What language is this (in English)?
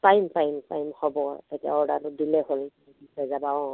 Assamese